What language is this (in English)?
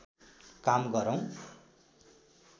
Nepali